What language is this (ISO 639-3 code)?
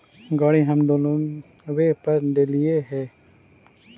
mag